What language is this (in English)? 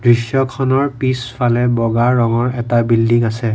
Assamese